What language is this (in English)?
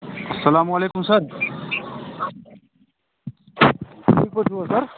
Kashmiri